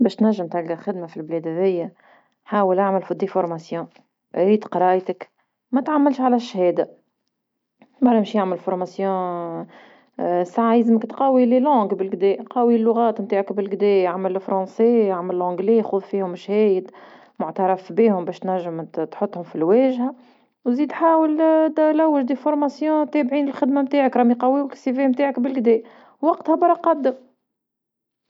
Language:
Tunisian Arabic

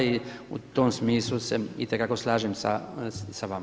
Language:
Croatian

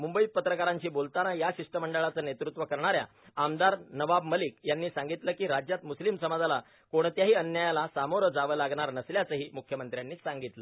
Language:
Marathi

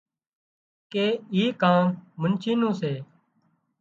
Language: Wadiyara Koli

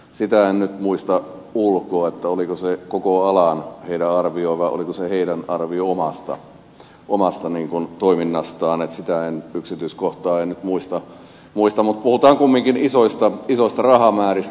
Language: Finnish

